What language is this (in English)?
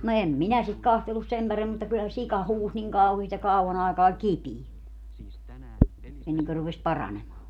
Finnish